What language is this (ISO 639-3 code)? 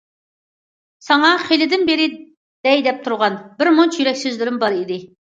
uig